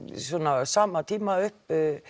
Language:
Icelandic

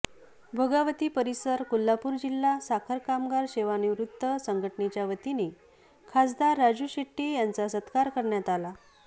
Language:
Marathi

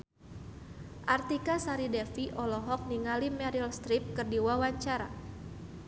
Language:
Sundanese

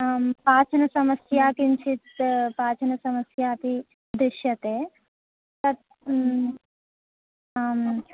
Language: Sanskrit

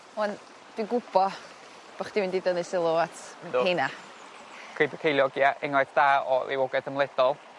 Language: Welsh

